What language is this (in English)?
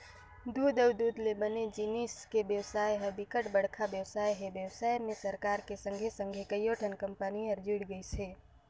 Chhattisgarhi